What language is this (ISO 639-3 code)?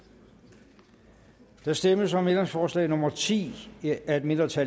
dan